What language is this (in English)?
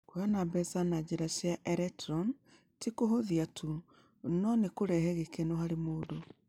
Kikuyu